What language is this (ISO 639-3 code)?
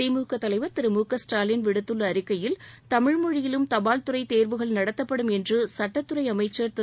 tam